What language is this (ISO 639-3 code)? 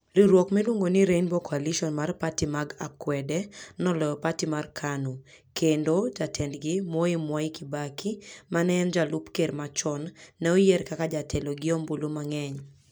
luo